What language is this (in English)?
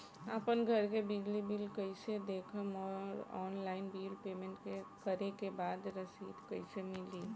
Bhojpuri